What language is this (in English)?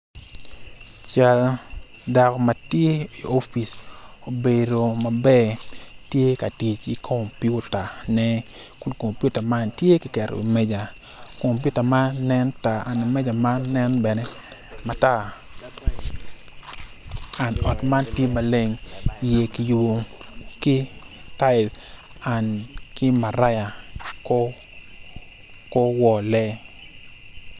Acoli